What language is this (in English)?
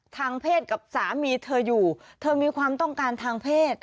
Thai